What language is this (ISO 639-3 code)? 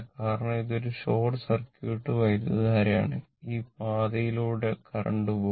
mal